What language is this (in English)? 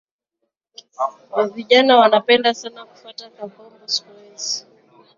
Swahili